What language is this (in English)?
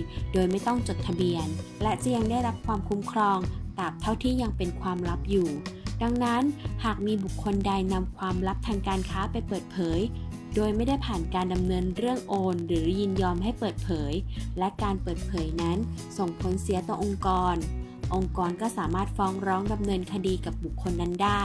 Thai